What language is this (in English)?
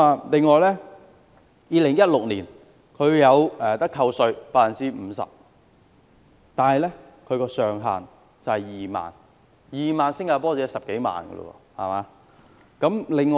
Cantonese